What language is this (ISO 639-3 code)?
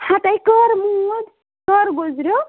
kas